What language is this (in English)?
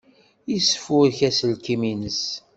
Kabyle